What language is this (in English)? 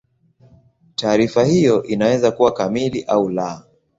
Swahili